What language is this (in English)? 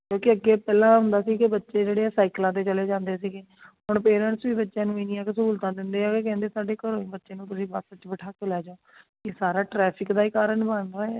Punjabi